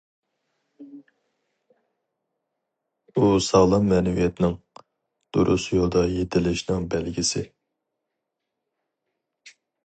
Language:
Uyghur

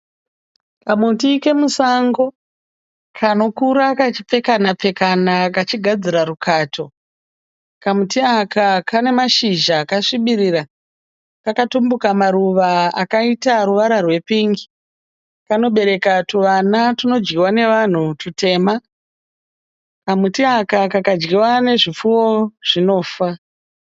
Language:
Shona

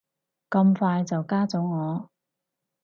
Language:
Cantonese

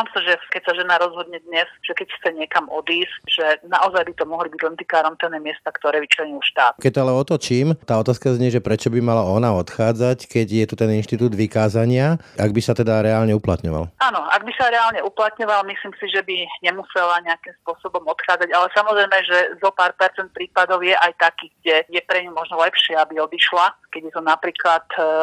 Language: Slovak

